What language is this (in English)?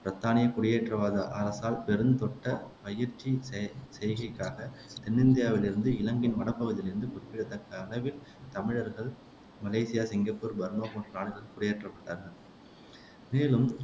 Tamil